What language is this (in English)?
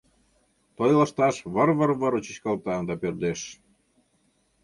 Mari